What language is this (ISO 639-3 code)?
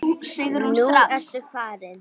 isl